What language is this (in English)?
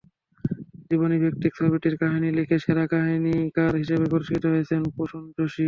Bangla